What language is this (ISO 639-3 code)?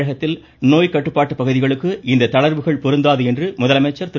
tam